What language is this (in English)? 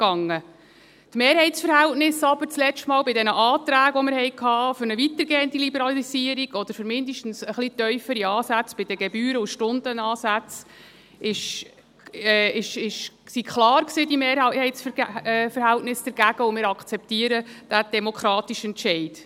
Swiss German